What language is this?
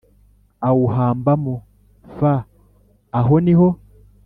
Kinyarwanda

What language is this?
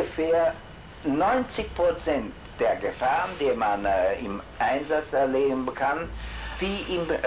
German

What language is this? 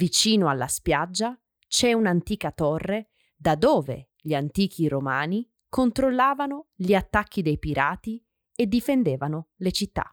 Italian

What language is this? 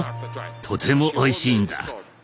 Japanese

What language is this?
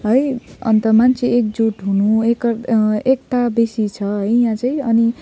Nepali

